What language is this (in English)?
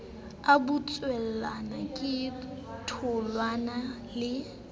Southern Sotho